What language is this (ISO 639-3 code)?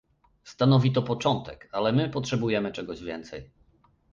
pol